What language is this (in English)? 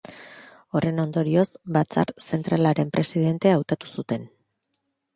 Basque